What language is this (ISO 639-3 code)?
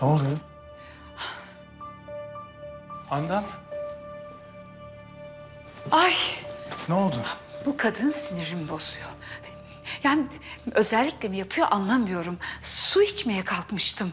tur